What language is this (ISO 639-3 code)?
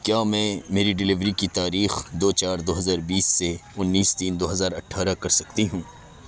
urd